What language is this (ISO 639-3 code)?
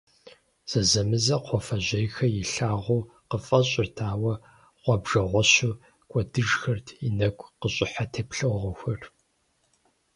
kbd